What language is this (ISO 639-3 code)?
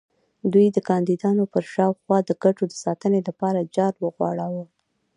pus